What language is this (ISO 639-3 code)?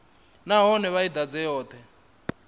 ven